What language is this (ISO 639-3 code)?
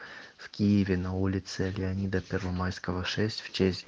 rus